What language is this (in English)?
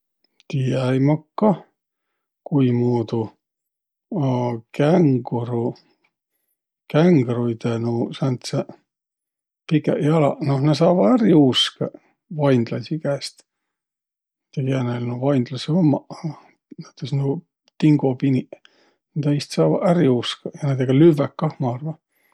Võro